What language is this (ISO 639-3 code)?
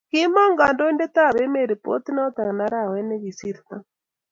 kln